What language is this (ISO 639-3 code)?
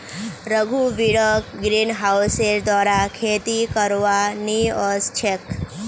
mag